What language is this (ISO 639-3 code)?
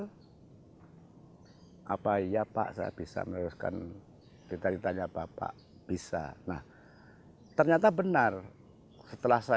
ind